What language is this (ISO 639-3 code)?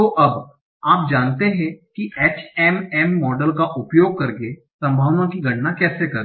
hin